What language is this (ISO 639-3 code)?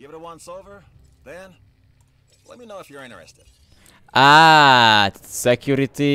hun